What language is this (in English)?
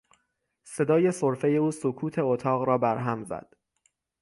Persian